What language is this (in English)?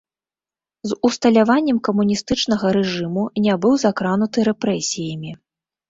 Belarusian